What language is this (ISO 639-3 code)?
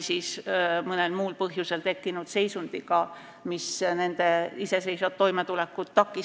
est